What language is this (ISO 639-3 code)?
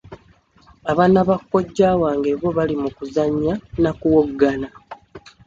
lug